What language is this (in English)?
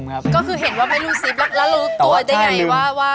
Thai